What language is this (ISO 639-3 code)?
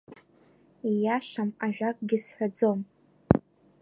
abk